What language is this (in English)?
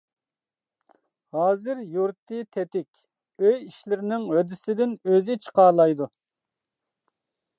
Uyghur